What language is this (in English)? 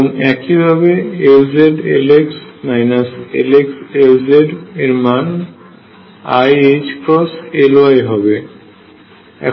Bangla